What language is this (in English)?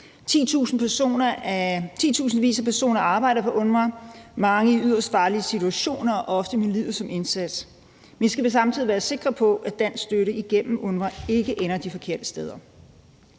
Danish